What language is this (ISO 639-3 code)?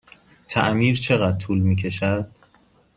fas